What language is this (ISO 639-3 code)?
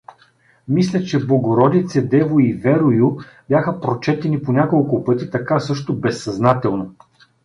bul